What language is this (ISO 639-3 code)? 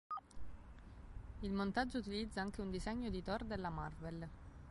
ita